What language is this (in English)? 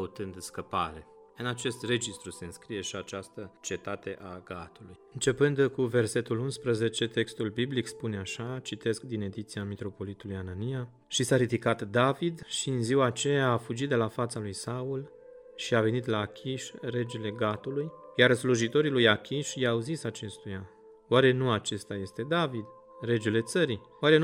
Romanian